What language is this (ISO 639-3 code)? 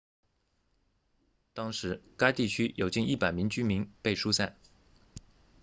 zho